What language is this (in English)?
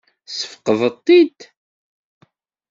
Kabyle